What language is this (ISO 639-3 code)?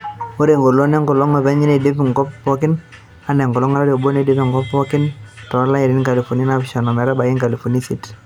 mas